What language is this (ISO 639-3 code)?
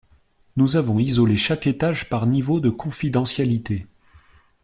fra